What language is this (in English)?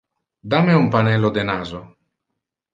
Interlingua